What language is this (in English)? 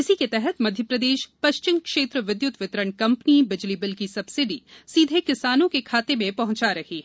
Hindi